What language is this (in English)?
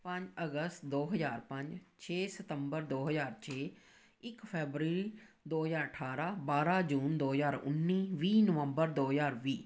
Punjabi